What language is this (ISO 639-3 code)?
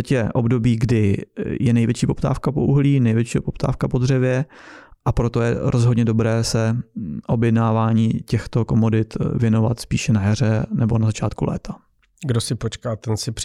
ces